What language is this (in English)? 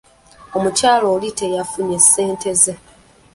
Ganda